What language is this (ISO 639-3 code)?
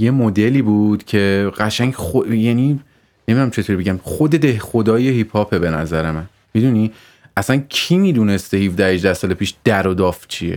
fas